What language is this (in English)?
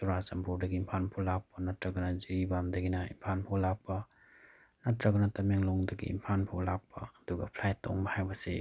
Manipuri